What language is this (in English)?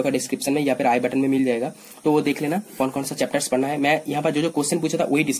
Hindi